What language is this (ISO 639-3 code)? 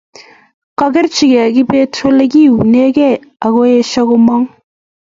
kln